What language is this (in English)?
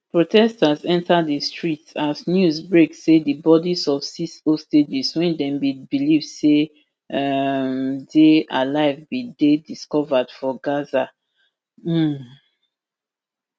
Nigerian Pidgin